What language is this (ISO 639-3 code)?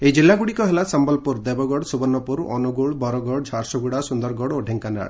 ori